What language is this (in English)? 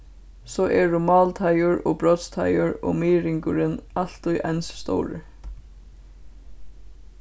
Faroese